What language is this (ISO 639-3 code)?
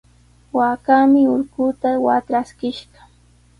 qws